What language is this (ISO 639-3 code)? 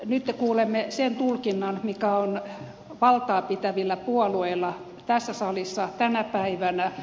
fin